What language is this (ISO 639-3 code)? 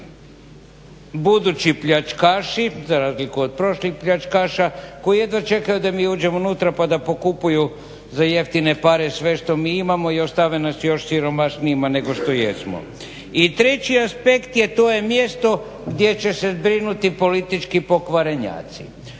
hrv